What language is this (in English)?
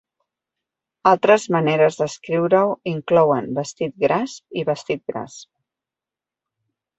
Catalan